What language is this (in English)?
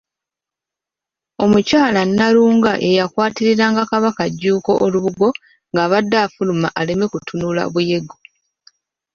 Ganda